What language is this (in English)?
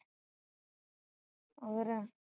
Punjabi